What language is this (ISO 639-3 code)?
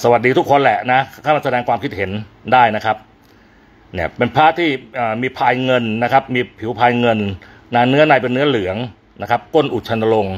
tha